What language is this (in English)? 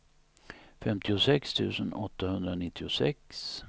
Swedish